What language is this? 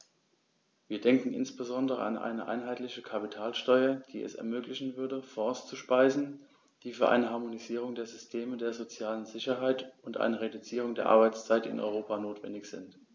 German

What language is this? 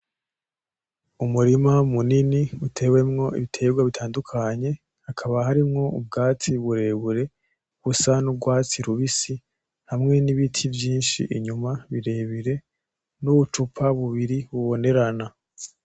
Rundi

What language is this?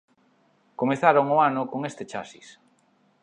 Galician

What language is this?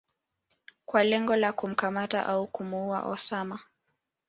Swahili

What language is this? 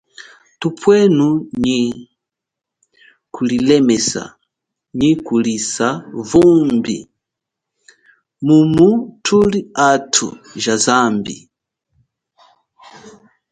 Chokwe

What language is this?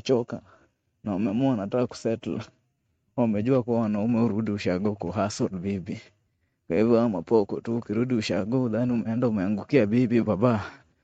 Swahili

